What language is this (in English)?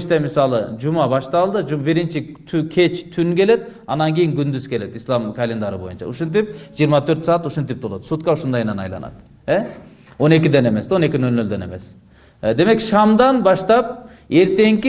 Turkish